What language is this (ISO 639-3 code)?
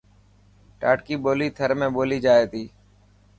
mki